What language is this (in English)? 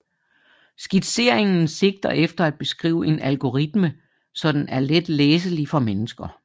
Danish